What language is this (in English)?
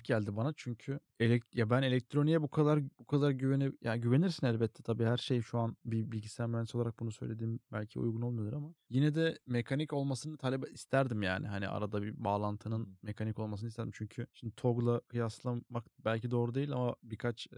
Turkish